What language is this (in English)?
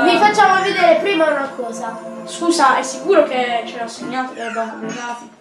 Italian